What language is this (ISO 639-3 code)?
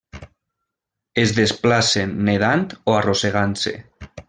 cat